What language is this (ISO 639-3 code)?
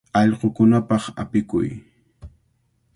qvl